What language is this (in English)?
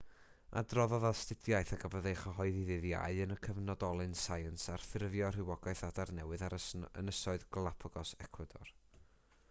Welsh